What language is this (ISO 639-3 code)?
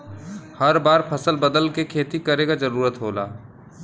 bho